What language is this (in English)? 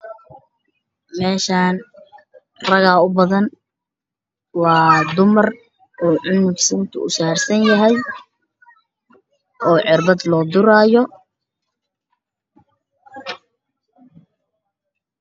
Somali